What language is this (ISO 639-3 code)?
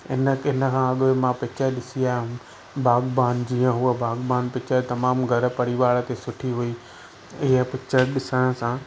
snd